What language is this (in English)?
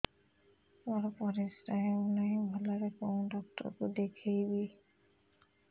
Odia